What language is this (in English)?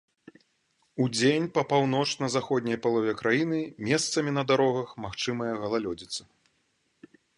Belarusian